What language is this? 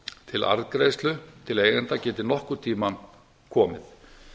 Icelandic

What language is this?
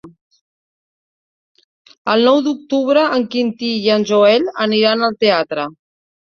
Catalan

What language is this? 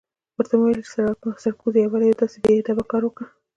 Pashto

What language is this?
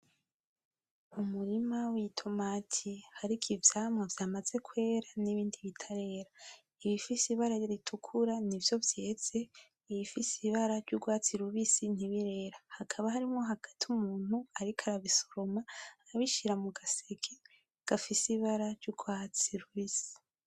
Rundi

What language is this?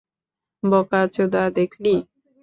Bangla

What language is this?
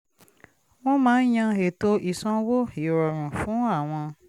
Yoruba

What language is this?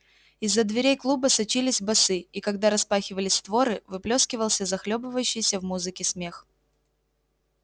Russian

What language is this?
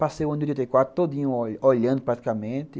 Portuguese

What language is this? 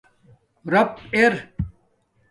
Domaaki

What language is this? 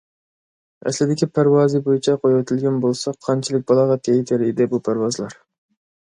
Uyghur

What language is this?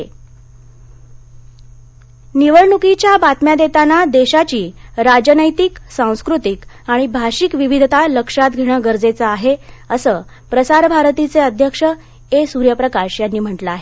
Marathi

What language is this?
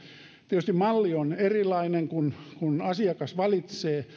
Finnish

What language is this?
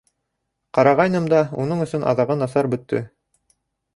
Bashkir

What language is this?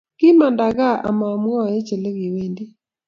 Kalenjin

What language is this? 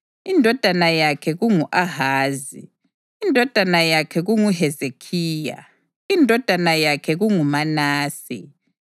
North Ndebele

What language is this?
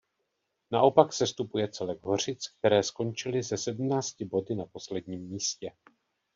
Czech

